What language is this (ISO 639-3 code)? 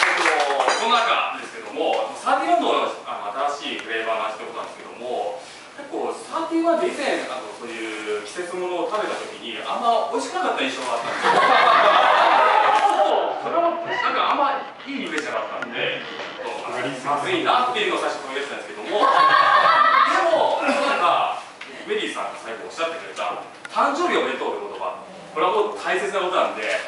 jpn